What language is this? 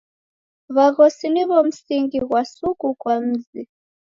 Taita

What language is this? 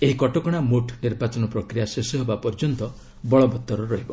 Odia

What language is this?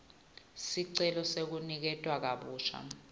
Swati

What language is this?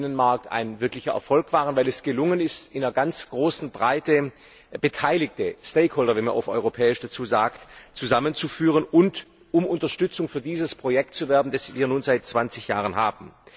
German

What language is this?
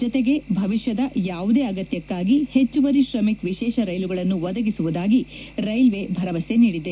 Kannada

